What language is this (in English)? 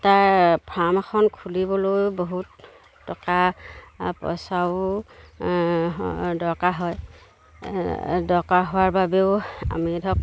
Assamese